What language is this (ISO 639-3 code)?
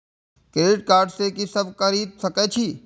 mai